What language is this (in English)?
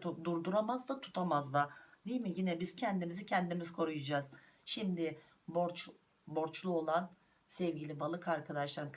Turkish